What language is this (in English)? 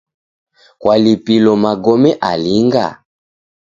Taita